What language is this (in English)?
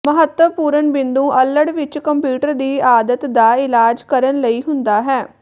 Punjabi